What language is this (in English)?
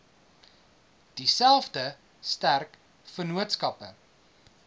Afrikaans